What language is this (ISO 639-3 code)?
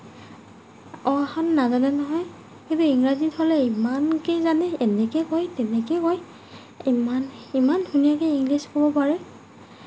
asm